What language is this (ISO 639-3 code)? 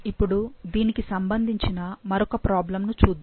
tel